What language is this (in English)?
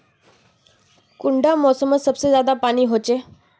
Magahi